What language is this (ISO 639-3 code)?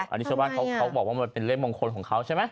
tha